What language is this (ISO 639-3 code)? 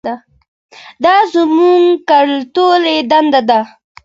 pus